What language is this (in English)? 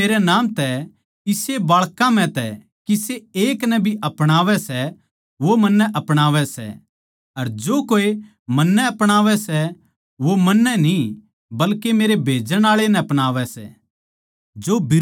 Haryanvi